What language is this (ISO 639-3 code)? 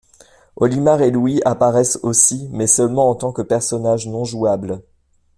fra